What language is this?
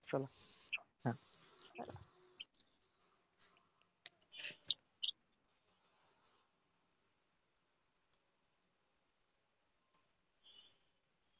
Marathi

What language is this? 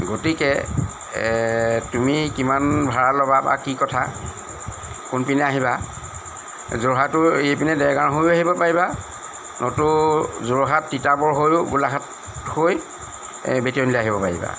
Assamese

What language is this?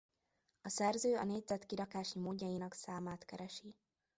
Hungarian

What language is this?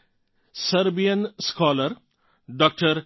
Gujarati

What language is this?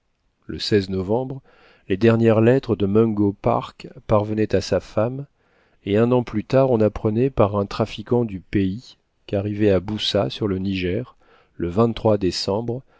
French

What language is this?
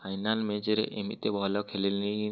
Odia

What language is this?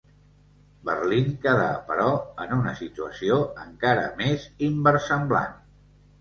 Catalan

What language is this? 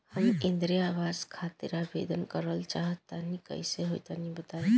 Bhojpuri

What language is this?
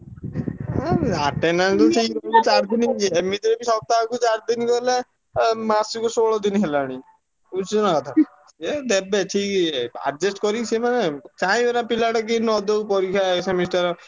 Odia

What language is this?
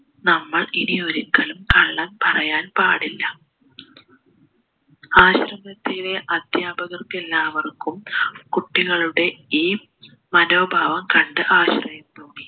Malayalam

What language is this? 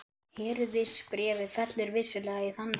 Icelandic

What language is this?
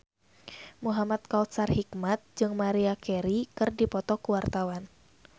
Sundanese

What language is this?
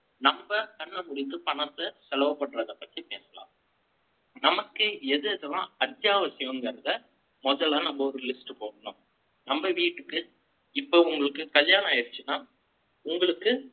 Tamil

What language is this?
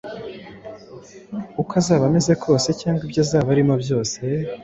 Kinyarwanda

